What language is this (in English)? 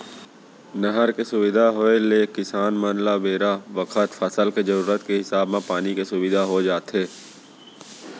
Chhattisgarhi